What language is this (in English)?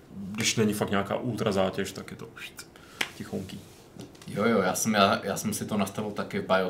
Czech